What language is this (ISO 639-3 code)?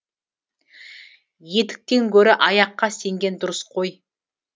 kaz